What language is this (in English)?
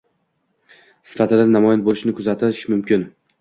Uzbek